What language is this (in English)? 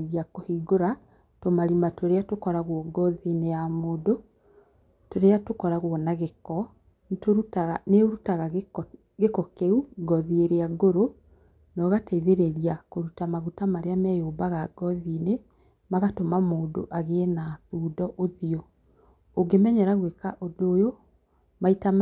Kikuyu